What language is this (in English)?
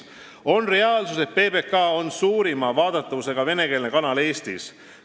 Estonian